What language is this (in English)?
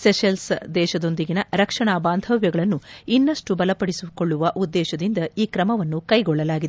Kannada